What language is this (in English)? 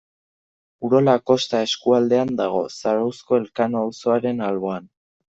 Basque